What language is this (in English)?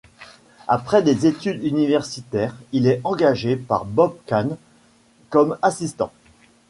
French